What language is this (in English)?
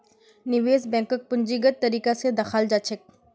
Magahi